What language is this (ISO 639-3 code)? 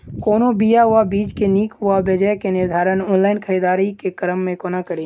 mai